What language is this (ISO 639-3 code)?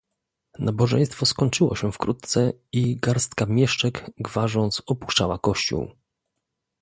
pol